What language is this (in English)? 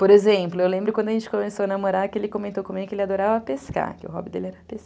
Portuguese